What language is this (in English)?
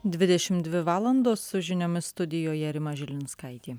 Lithuanian